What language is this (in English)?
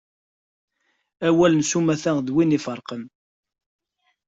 Kabyle